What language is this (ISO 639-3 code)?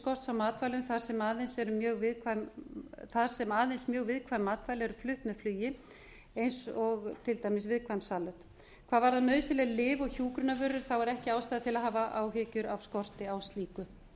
isl